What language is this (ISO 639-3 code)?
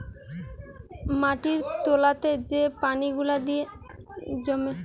ben